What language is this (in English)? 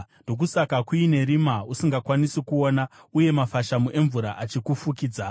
Shona